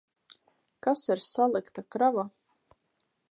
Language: Latvian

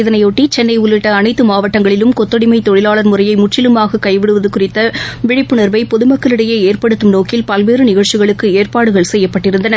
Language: Tamil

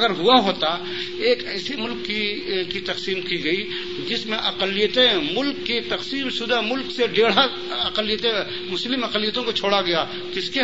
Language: Urdu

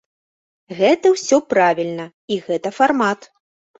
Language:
Belarusian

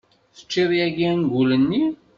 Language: Kabyle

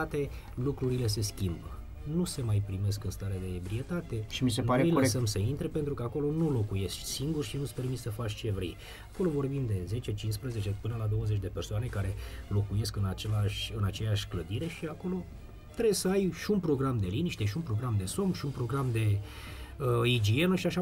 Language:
Romanian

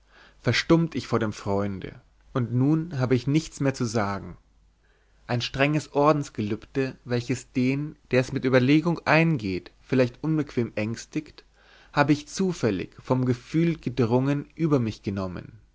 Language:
German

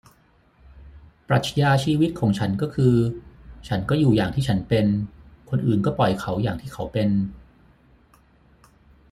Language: Thai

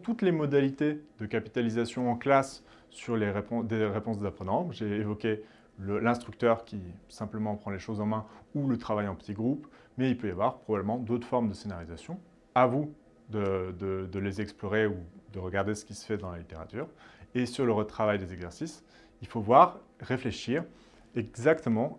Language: French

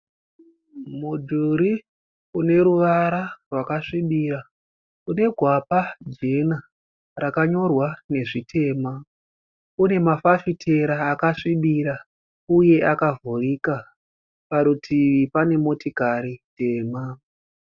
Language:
Shona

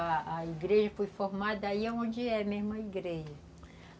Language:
Portuguese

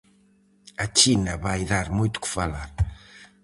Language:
Galician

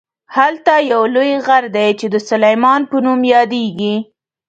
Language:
Pashto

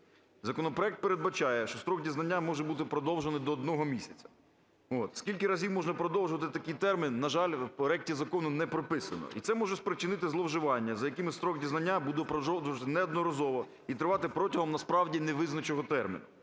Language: Ukrainian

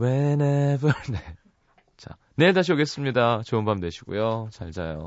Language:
Korean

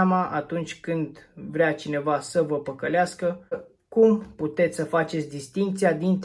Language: Romanian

